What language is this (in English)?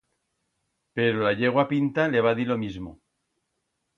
Aragonese